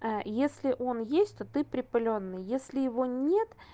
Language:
Russian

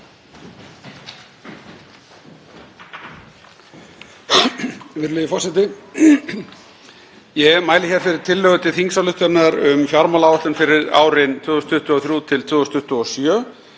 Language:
Icelandic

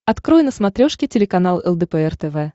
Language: Russian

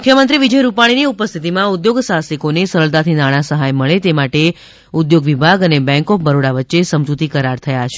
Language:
Gujarati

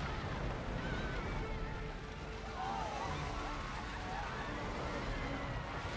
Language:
German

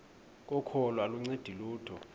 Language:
Xhosa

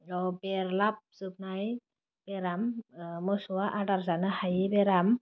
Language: Bodo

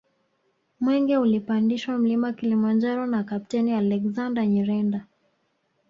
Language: Swahili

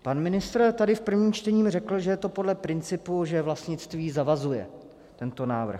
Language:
Czech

